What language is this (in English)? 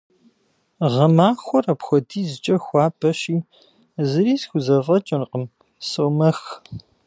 Kabardian